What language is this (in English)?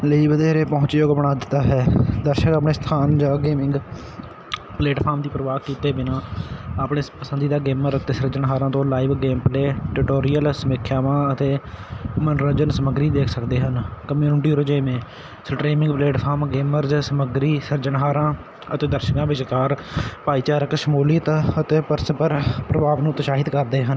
Punjabi